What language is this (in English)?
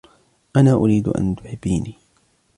Arabic